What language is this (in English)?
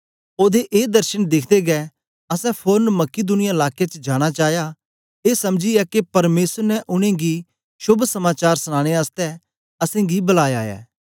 Dogri